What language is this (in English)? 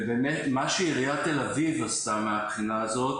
Hebrew